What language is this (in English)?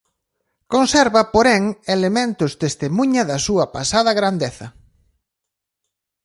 Galician